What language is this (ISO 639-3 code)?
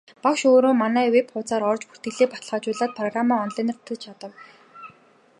mon